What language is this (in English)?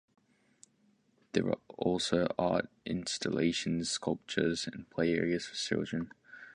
English